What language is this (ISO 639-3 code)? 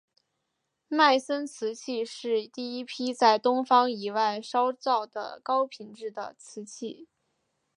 zho